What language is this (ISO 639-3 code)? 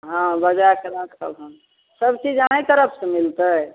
mai